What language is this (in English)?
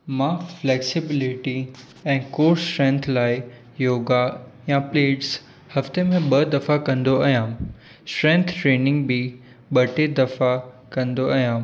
Sindhi